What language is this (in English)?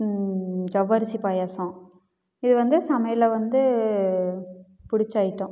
Tamil